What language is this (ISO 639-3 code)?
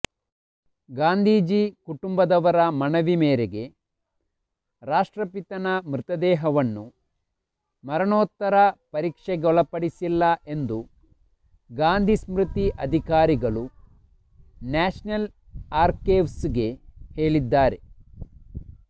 kan